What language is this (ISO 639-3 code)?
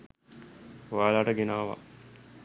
sin